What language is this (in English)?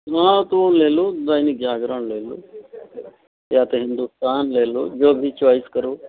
Hindi